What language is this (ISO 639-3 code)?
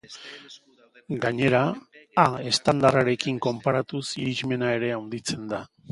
eus